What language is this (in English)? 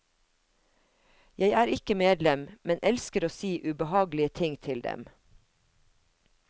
Norwegian